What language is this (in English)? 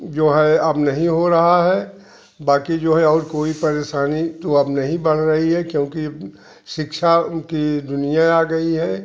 Hindi